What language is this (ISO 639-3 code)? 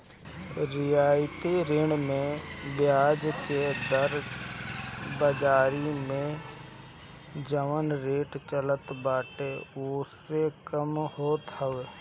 bho